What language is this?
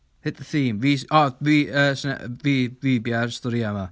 Welsh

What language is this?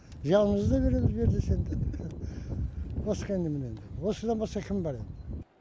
Kazakh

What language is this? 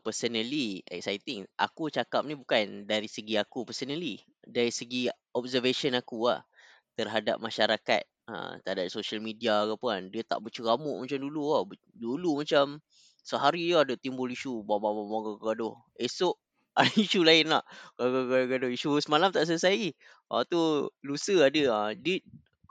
Malay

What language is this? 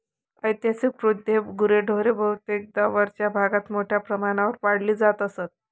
Marathi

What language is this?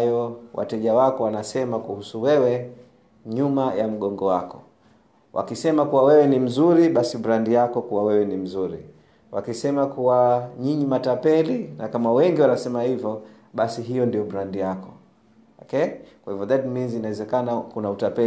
Swahili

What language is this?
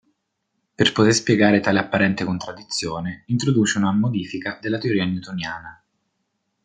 Italian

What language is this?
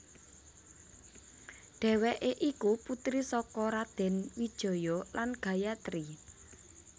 Javanese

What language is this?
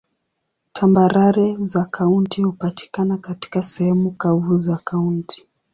Swahili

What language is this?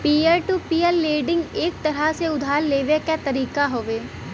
Bhojpuri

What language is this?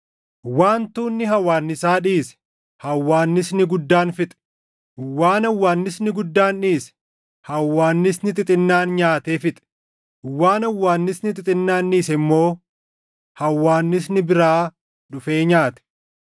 Oromo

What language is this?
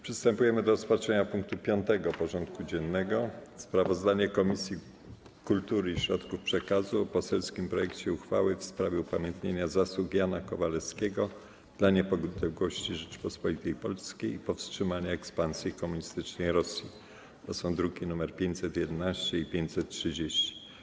Polish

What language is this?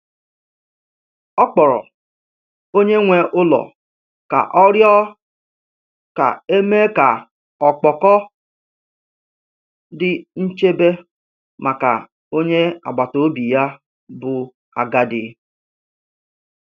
Igbo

